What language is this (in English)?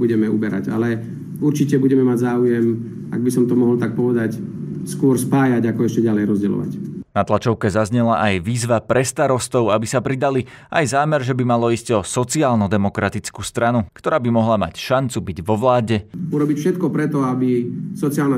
Slovak